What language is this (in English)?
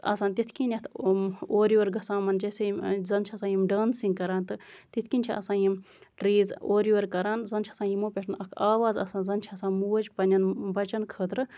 Kashmiri